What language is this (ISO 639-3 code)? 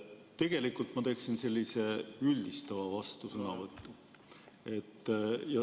est